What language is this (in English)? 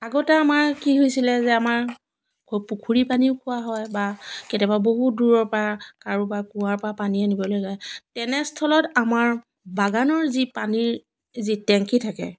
Assamese